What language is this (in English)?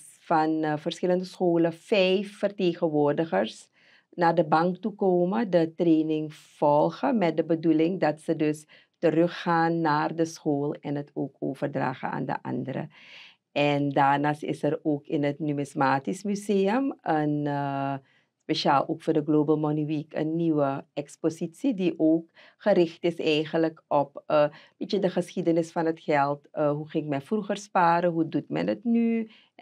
Dutch